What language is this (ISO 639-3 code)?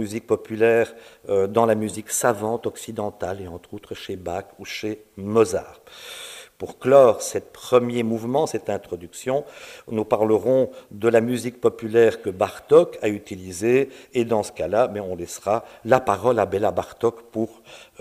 fra